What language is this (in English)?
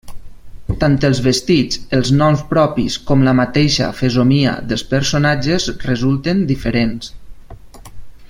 Catalan